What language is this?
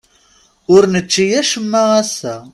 Kabyle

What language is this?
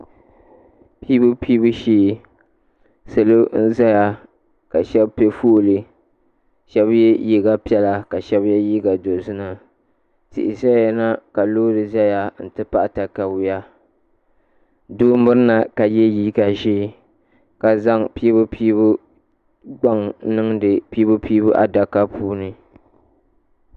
Dagbani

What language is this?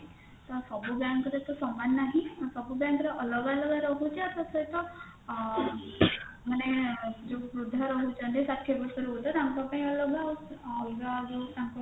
Odia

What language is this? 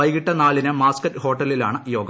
Malayalam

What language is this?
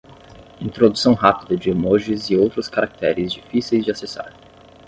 Portuguese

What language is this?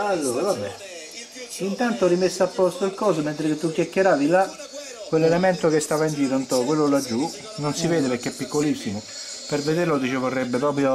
Italian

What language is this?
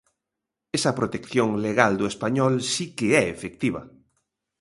Galician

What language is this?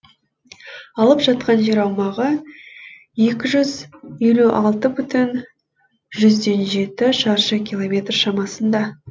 Kazakh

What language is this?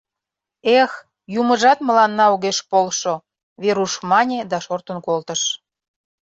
Mari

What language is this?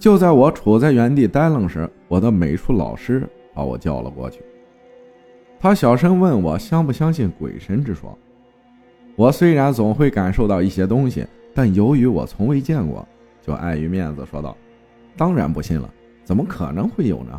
Chinese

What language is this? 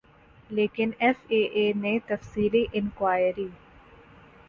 Urdu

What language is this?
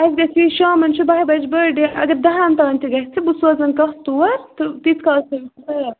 Kashmiri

